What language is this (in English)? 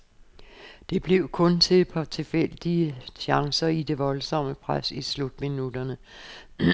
Danish